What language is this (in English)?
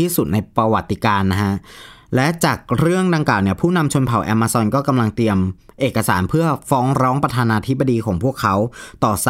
Thai